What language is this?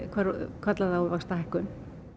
Icelandic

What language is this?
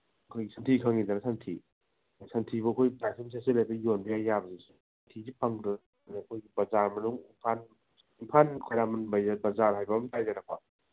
Manipuri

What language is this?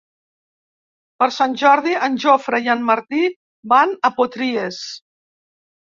Catalan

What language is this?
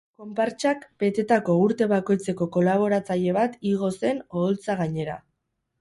Basque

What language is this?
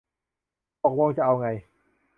Thai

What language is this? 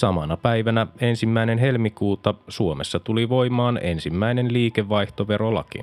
Finnish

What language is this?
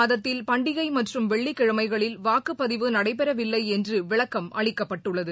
Tamil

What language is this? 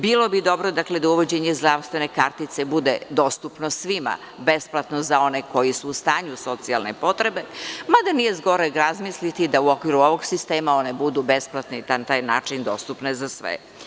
Serbian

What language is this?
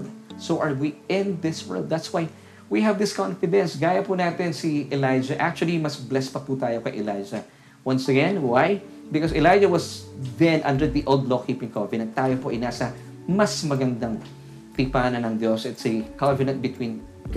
Filipino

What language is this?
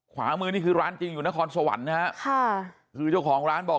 Thai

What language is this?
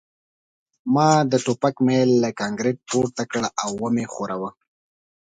Pashto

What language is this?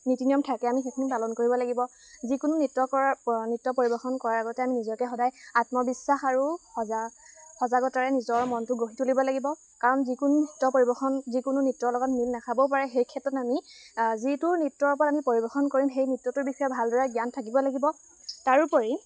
Assamese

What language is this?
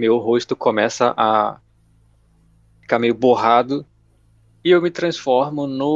Portuguese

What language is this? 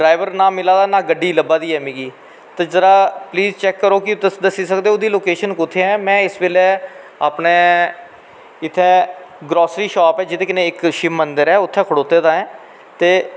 Dogri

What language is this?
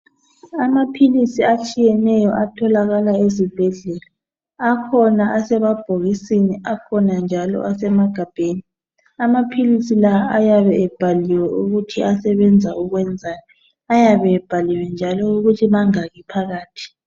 North Ndebele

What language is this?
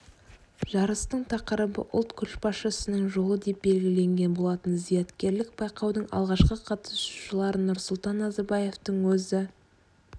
Kazakh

